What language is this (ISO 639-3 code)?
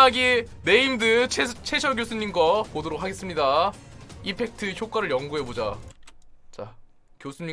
kor